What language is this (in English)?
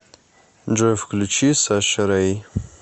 Russian